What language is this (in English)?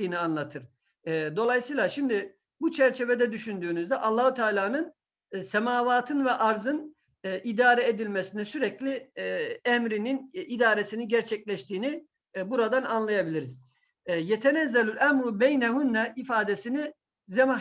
Turkish